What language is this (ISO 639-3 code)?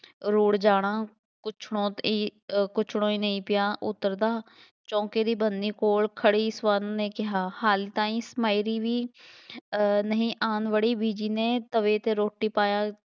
pan